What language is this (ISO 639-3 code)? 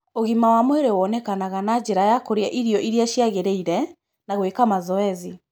kik